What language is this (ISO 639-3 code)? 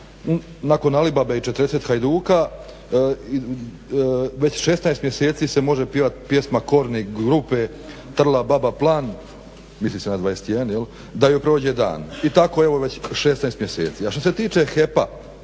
hrv